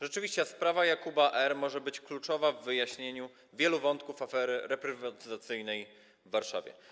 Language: Polish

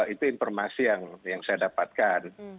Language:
Indonesian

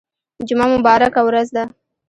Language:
Pashto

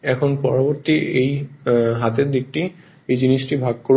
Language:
Bangla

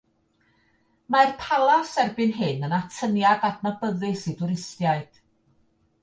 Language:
Welsh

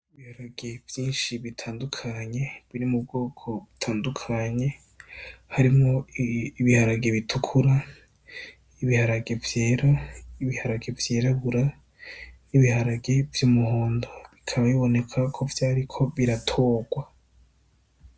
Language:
Rundi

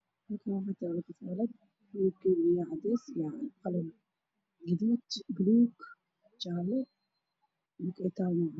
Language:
Somali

